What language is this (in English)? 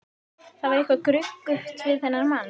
Icelandic